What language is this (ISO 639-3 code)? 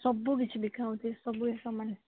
ori